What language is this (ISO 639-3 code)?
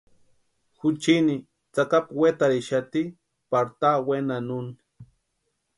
pua